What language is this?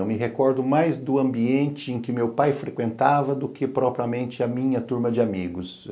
Portuguese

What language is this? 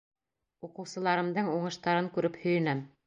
Bashkir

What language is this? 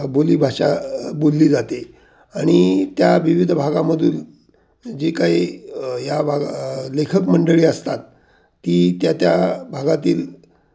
Marathi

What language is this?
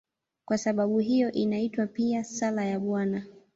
Swahili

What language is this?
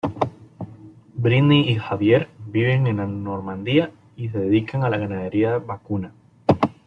Spanish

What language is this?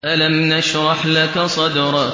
Arabic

